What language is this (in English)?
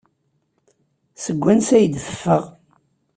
Kabyle